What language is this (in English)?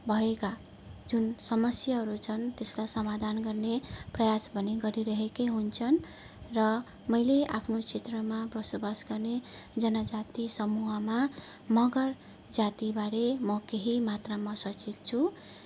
Nepali